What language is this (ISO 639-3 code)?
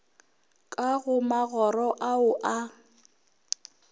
nso